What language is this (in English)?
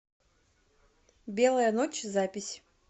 Russian